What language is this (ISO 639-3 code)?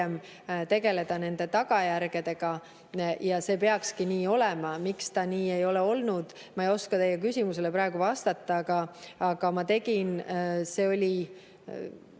est